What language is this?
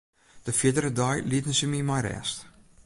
Western Frisian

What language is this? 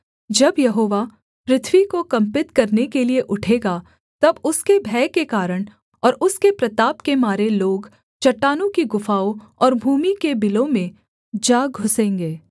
Hindi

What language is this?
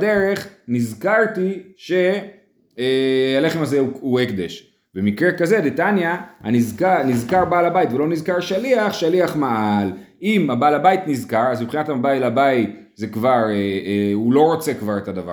Hebrew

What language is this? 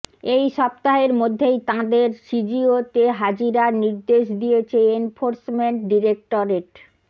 Bangla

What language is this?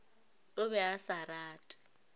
Northern Sotho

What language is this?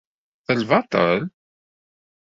Kabyle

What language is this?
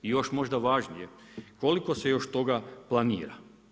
Croatian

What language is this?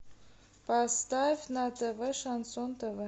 Russian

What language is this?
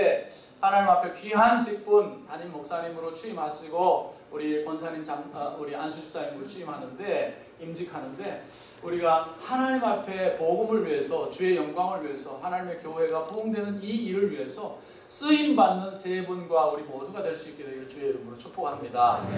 Korean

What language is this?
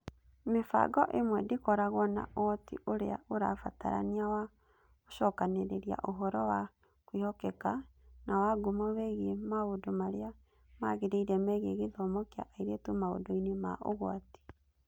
Kikuyu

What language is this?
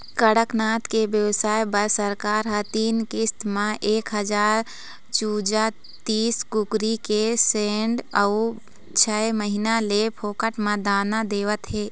Chhattisgarhi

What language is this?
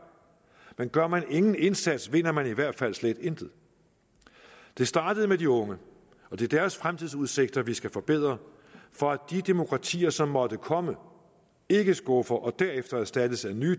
Danish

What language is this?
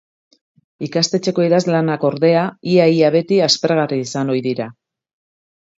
Basque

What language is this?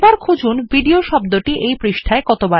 Bangla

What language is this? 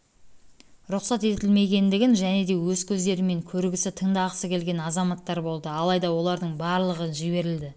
Kazakh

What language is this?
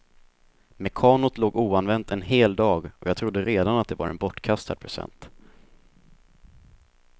Swedish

